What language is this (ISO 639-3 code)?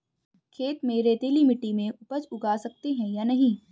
hin